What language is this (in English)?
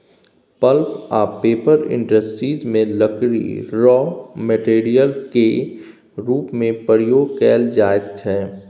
Maithili